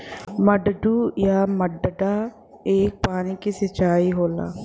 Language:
Bhojpuri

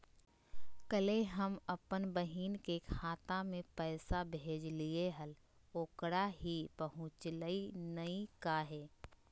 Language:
Magahi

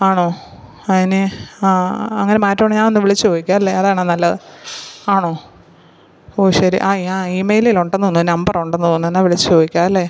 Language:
Malayalam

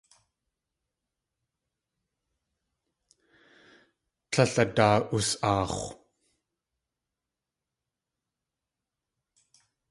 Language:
Tlingit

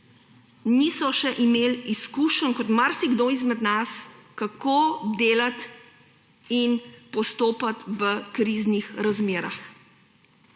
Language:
Slovenian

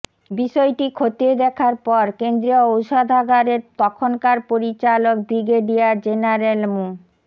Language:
Bangla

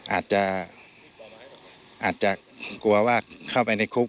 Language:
Thai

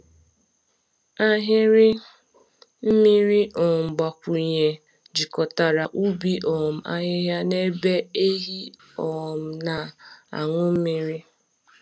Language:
Igbo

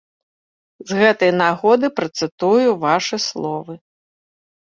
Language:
Belarusian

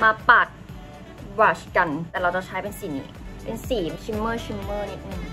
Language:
Thai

